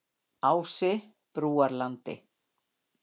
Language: Icelandic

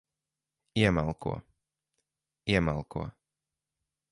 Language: Latvian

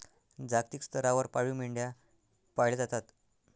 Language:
Marathi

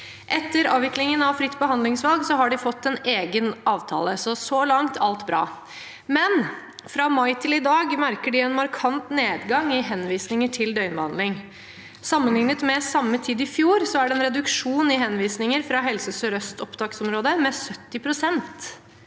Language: Norwegian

